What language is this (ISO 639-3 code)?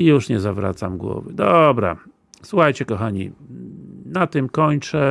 pol